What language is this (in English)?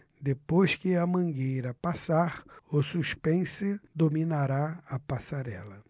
Portuguese